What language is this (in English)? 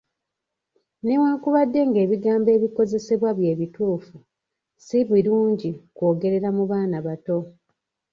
Ganda